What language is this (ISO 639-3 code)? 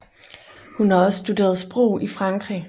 dan